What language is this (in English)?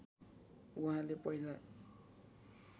Nepali